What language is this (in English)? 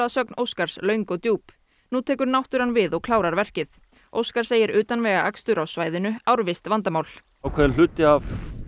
Icelandic